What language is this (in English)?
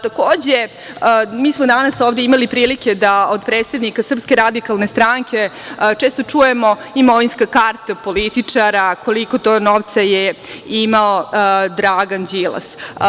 Serbian